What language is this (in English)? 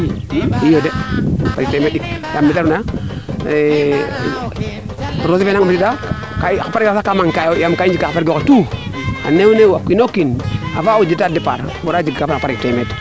Serer